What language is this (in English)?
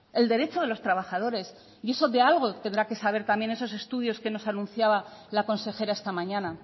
Spanish